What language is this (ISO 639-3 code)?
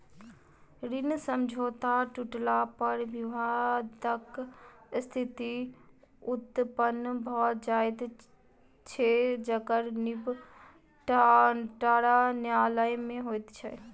mai